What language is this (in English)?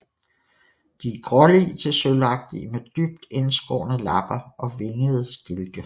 Danish